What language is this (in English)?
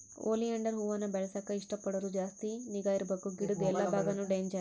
Kannada